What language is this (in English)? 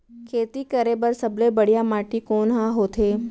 Chhattisgarhi